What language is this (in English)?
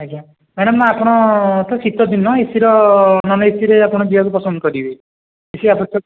Odia